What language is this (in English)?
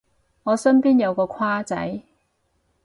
Cantonese